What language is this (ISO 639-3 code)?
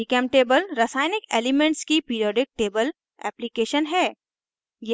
hin